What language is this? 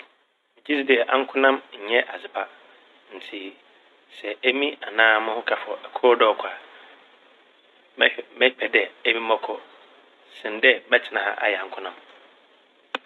Akan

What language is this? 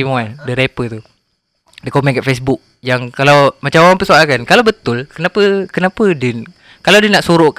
Malay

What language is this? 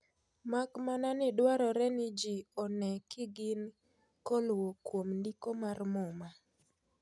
Luo (Kenya and Tanzania)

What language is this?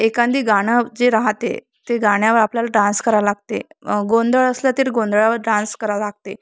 Marathi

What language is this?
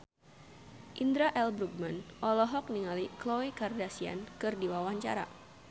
Sundanese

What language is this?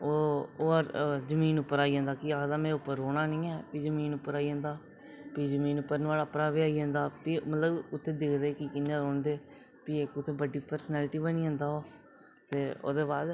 Dogri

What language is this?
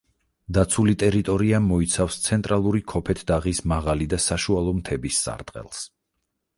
Georgian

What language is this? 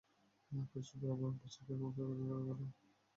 Bangla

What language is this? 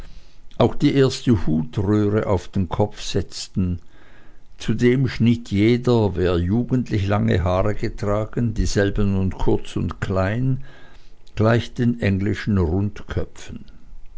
German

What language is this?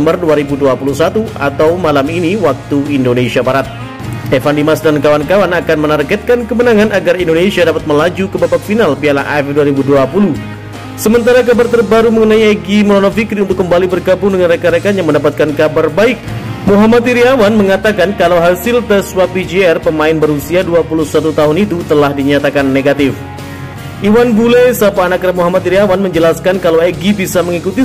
Indonesian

